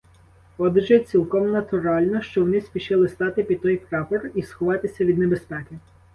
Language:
Ukrainian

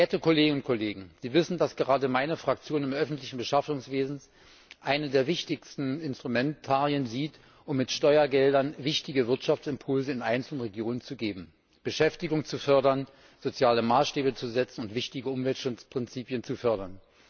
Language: German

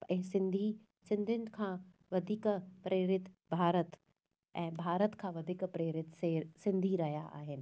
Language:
Sindhi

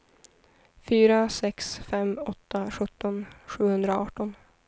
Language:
Swedish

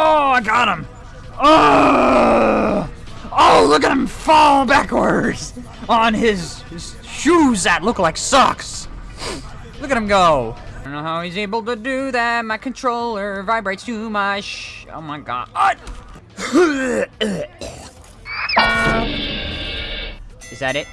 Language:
English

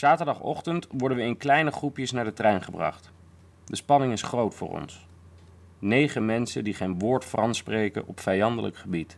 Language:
Dutch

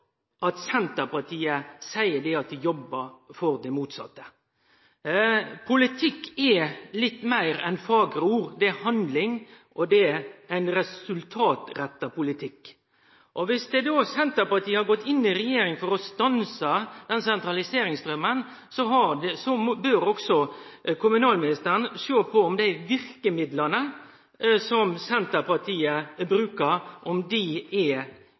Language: Norwegian Nynorsk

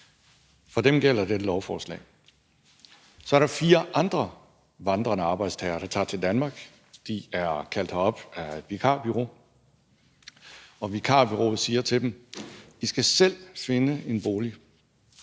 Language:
Danish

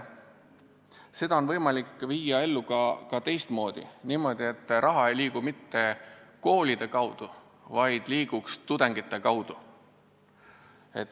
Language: Estonian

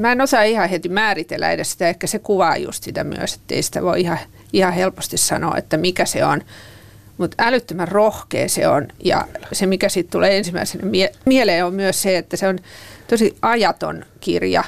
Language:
Finnish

